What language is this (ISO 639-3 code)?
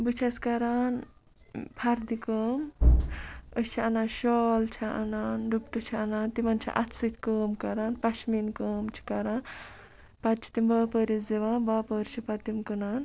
kas